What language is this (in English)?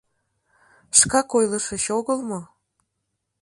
Mari